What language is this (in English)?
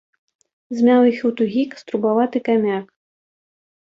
Belarusian